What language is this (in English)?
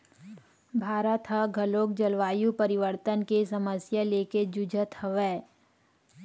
Chhattisgarhi